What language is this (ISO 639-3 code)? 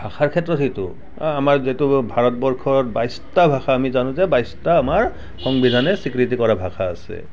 asm